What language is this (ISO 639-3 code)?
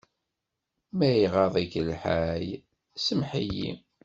kab